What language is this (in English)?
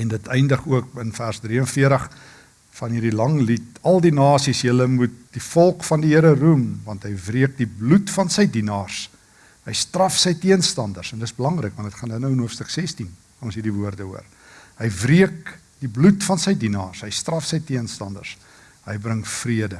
Dutch